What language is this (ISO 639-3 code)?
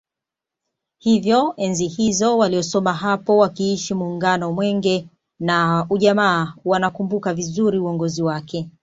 swa